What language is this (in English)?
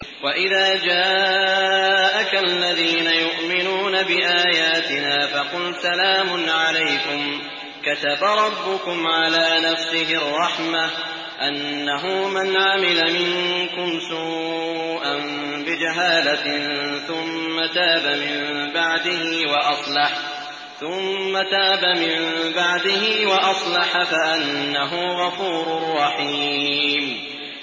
Arabic